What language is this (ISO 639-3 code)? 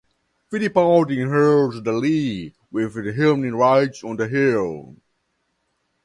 eng